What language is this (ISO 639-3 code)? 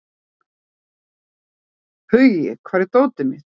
isl